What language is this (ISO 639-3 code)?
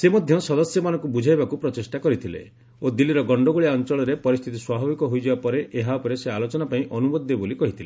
ori